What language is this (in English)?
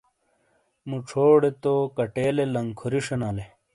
Shina